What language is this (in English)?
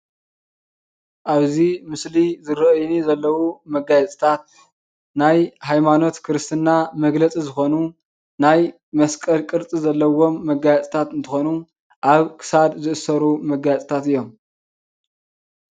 Tigrinya